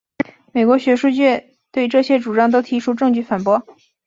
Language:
Chinese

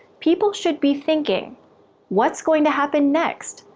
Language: English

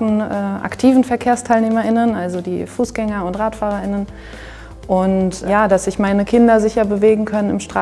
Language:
German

